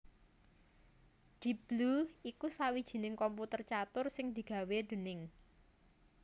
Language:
Javanese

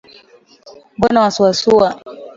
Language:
Swahili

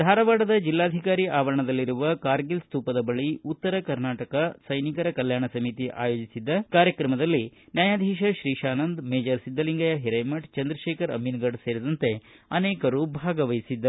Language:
Kannada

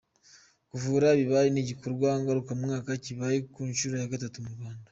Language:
Kinyarwanda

